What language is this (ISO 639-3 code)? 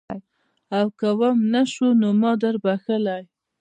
pus